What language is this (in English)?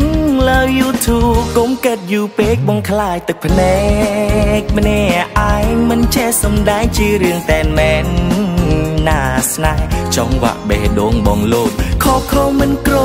Thai